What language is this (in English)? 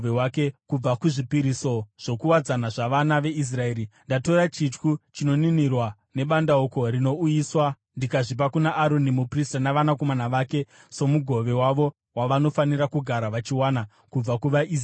Shona